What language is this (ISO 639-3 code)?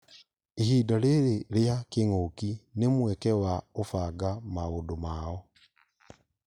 kik